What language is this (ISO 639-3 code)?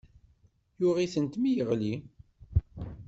kab